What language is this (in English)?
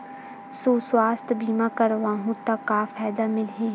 Chhattisgarhi